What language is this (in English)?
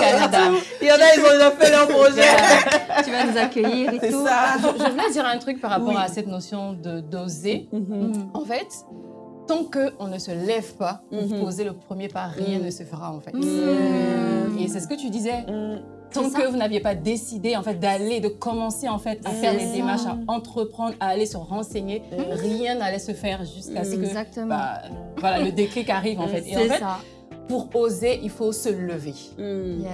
French